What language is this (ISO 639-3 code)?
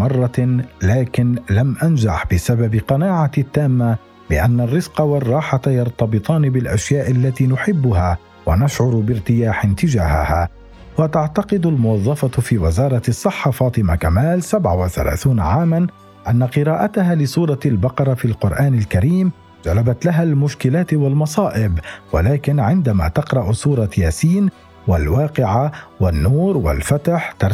ara